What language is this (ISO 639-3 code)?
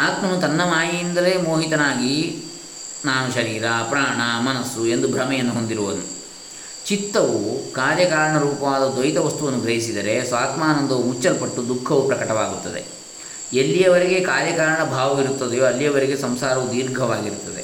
kan